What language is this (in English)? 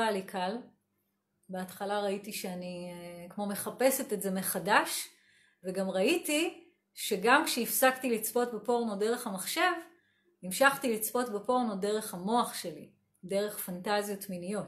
Hebrew